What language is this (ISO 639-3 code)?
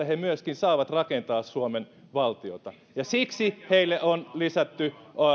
fin